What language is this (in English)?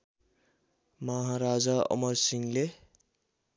Nepali